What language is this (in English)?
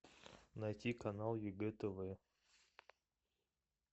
Russian